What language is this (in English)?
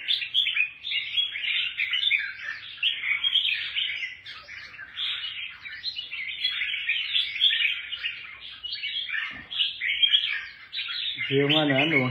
Vietnamese